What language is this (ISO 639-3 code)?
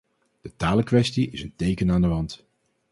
nld